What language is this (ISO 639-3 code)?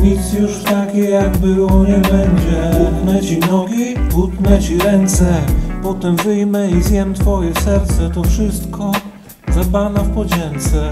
pol